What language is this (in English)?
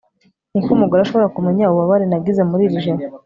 Kinyarwanda